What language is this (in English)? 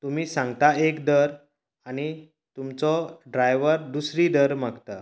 Konkani